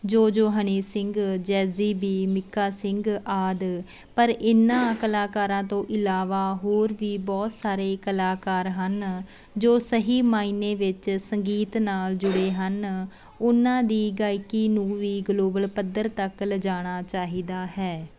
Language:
Punjabi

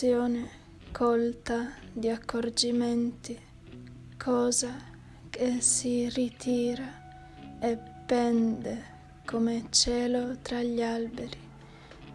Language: Italian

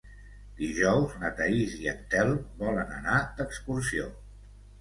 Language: Catalan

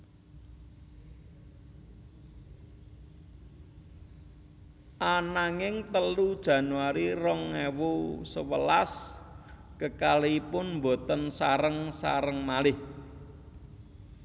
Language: Javanese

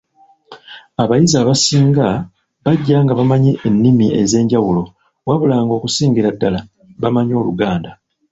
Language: Ganda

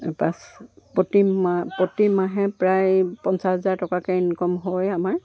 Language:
Assamese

